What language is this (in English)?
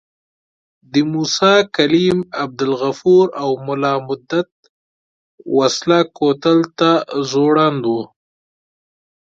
Pashto